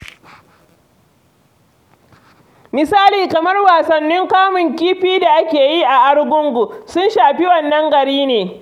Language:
Hausa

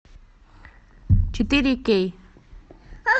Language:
Russian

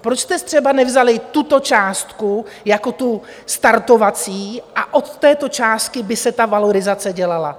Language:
Czech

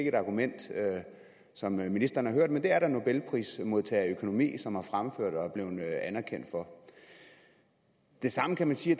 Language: Danish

